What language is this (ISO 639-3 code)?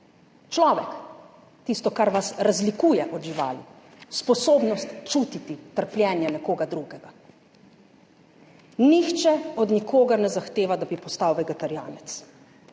slv